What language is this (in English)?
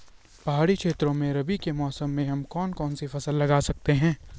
Hindi